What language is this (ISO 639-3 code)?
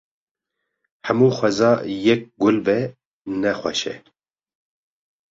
kur